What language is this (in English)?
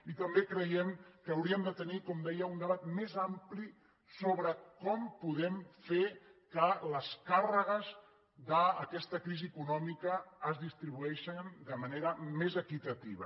Catalan